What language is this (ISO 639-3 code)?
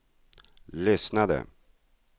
swe